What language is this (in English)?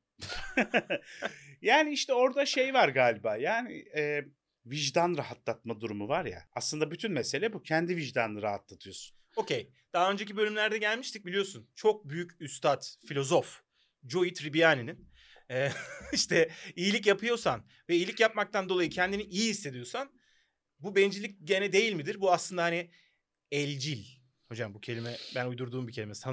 Turkish